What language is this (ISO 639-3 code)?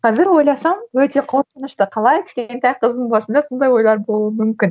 kaz